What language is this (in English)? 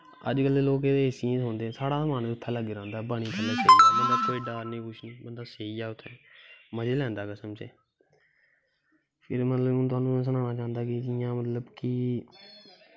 Dogri